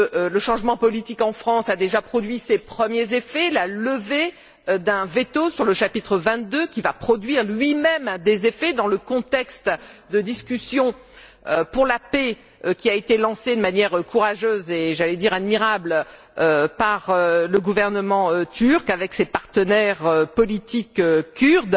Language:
French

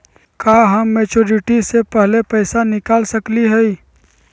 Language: Magahi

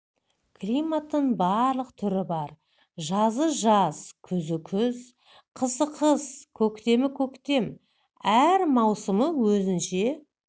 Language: Kazakh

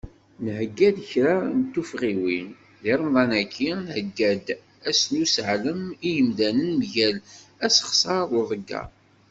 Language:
Kabyle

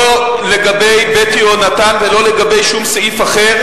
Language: Hebrew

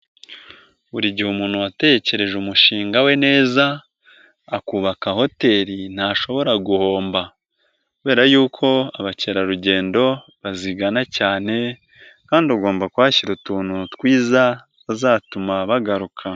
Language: Kinyarwanda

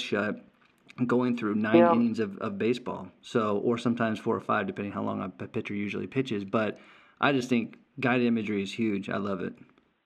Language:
English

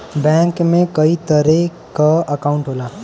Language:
Bhojpuri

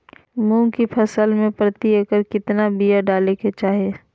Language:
Magahi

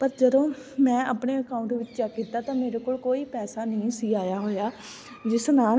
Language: Punjabi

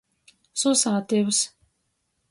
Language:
Latgalian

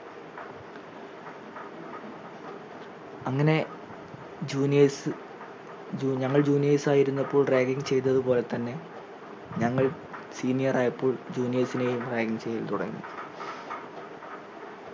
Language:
Malayalam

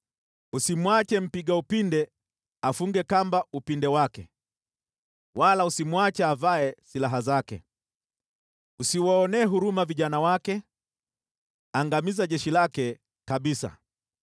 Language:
Swahili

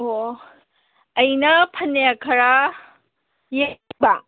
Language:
Manipuri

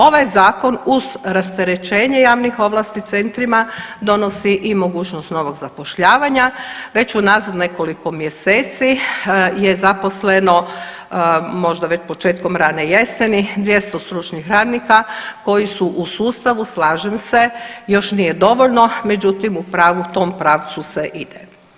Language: Croatian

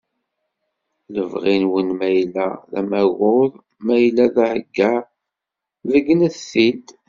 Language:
Kabyle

